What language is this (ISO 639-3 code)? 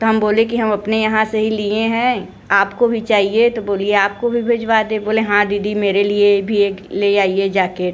hin